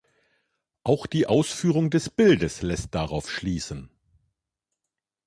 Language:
German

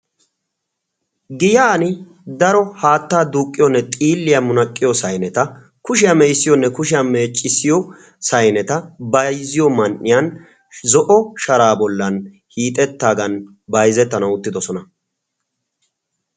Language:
Wolaytta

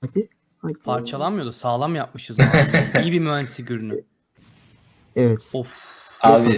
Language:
Turkish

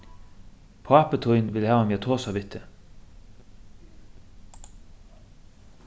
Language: Faroese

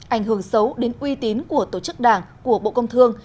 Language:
Vietnamese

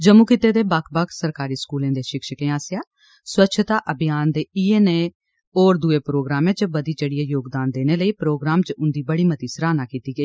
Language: Dogri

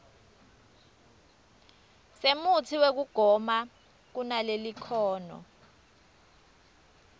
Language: Swati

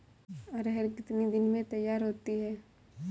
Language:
Hindi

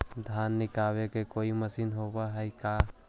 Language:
Magahi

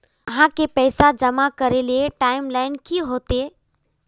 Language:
Magahi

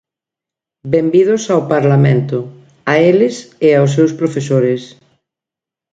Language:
Galician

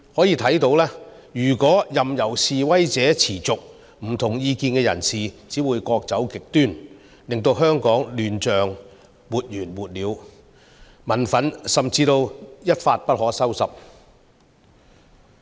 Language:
Cantonese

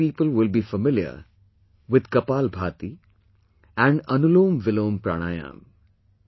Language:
English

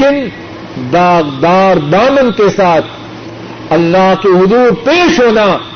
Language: Urdu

